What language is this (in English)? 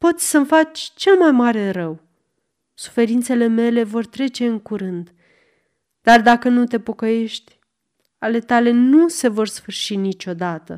Romanian